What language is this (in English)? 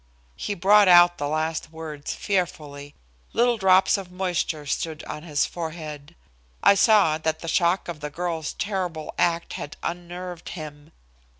English